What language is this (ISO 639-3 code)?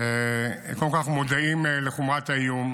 heb